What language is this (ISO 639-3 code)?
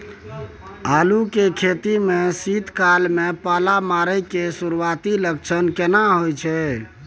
mai